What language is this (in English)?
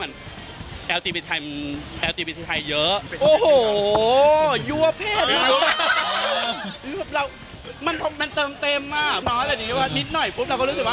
Thai